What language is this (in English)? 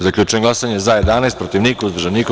Serbian